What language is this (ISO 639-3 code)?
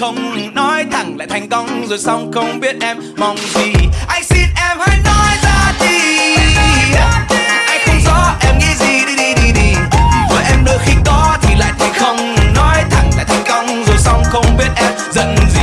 vie